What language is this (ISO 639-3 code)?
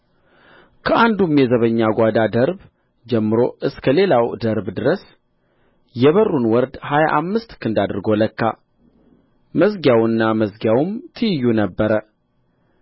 amh